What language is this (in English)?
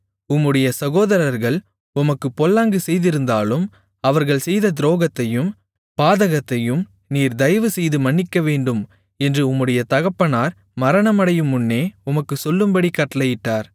Tamil